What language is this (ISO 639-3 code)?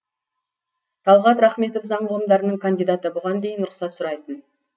kaz